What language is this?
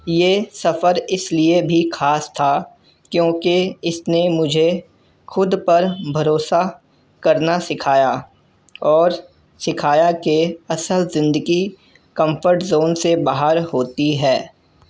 Urdu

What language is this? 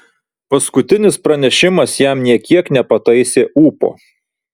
Lithuanian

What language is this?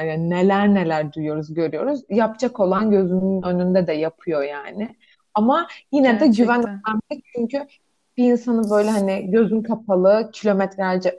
Turkish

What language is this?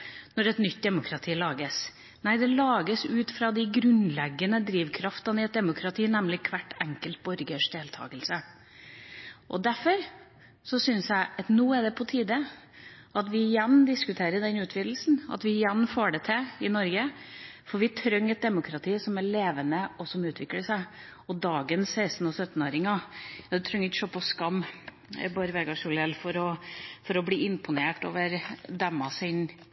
Norwegian Bokmål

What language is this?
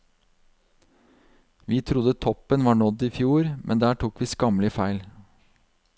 Norwegian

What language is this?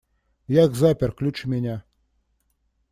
Russian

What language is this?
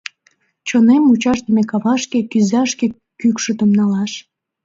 Mari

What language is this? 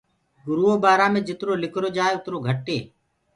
Gurgula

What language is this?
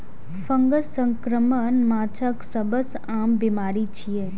Maithili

